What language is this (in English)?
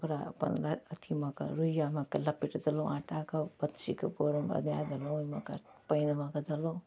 Maithili